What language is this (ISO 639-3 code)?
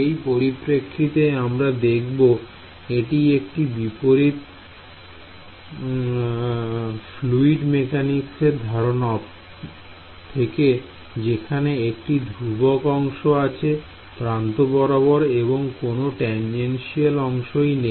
ben